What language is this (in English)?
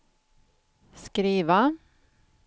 Swedish